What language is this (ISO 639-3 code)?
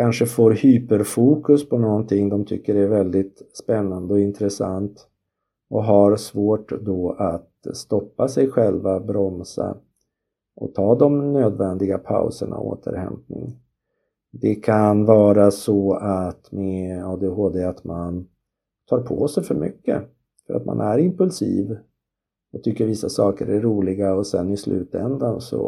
swe